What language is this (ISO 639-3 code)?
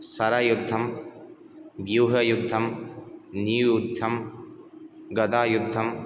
san